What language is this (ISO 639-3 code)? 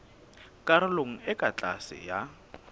sot